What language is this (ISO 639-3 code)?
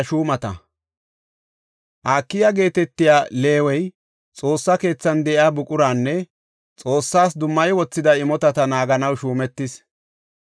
gof